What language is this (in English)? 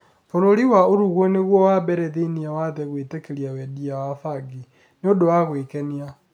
Kikuyu